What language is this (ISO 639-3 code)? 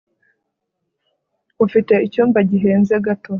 kin